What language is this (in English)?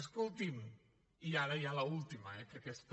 Catalan